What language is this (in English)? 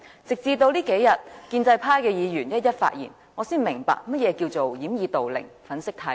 Cantonese